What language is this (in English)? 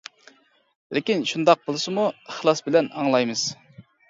Uyghur